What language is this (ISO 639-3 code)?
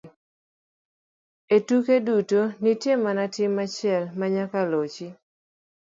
luo